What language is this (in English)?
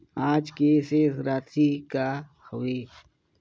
Chhattisgarhi